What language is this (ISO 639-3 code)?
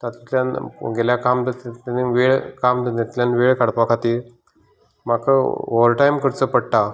kok